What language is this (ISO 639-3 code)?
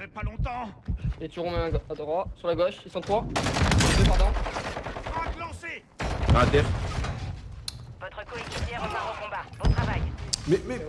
fra